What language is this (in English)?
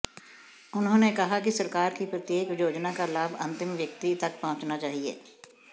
Hindi